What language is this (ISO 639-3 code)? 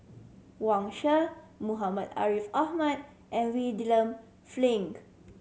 eng